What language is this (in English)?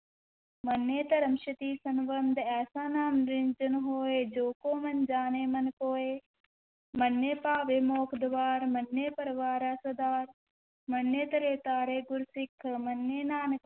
Punjabi